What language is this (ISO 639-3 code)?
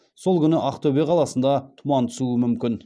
kaz